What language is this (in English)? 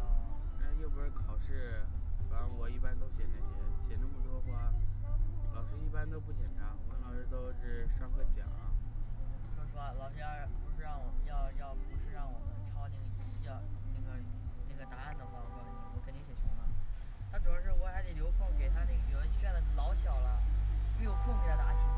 Chinese